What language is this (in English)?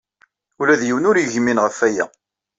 Kabyle